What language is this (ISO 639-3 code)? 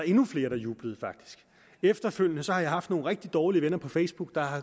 dan